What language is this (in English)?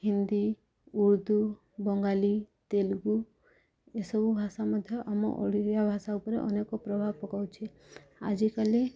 Odia